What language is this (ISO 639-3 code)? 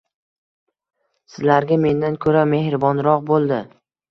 uzb